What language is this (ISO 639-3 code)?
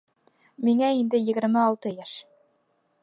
bak